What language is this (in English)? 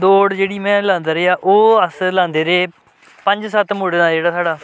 Dogri